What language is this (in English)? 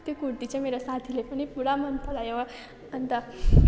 Nepali